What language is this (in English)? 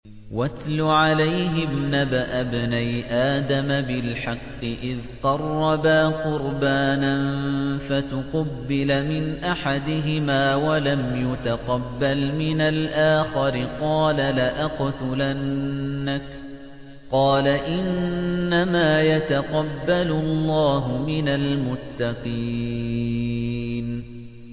Arabic